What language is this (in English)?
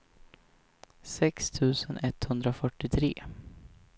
Swedish